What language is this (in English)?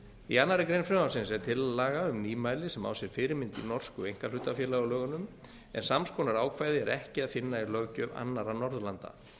Icelandic